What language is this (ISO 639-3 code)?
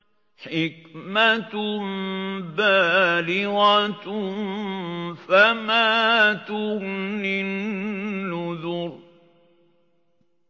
ara